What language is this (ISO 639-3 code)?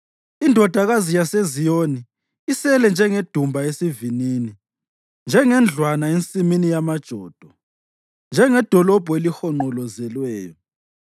nde